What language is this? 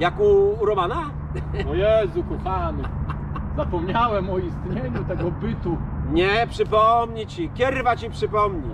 Polish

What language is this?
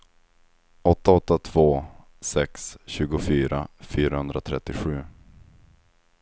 Swedish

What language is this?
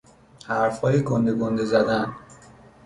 Persian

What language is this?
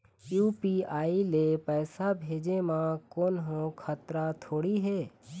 Chhattisgarhi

